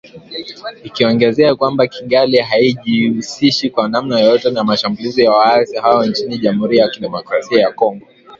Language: Swahili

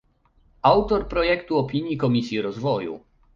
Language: Polish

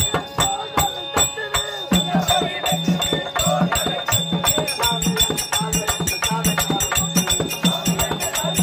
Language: Arabic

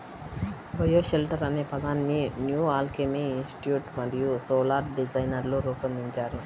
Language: Telugu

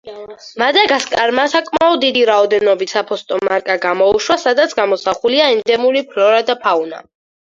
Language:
Georgian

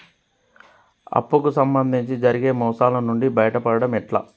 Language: Telugu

